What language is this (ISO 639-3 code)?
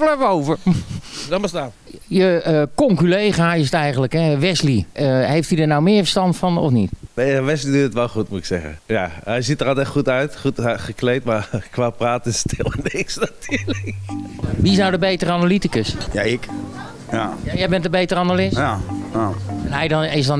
nld